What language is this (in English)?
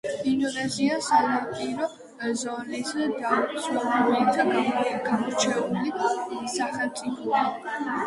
Georgian